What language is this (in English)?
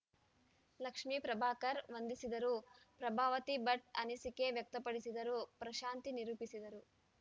Kannada